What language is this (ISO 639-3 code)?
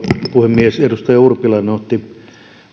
fin